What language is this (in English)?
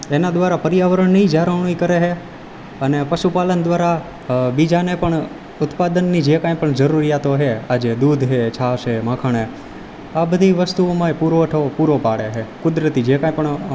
Gujarati